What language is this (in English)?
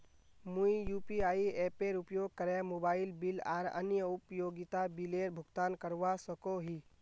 Magahi